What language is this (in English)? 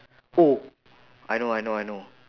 English